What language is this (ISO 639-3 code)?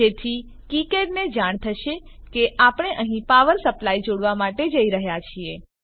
guj